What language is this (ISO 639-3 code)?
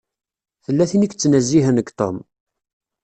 kab